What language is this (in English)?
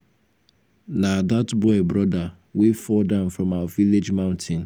Nigerian Pidgin